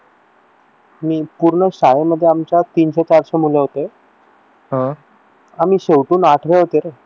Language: Marathi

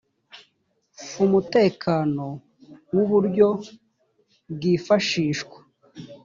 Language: Kinyarwanda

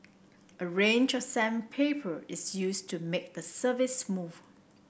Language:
English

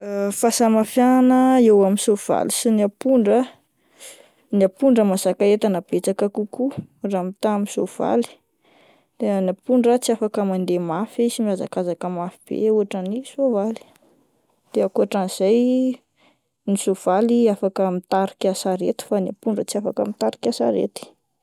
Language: Malagasy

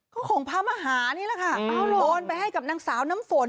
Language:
Thai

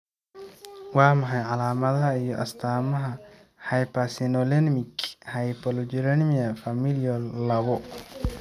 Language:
Somali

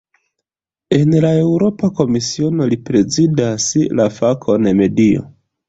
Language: Esperanto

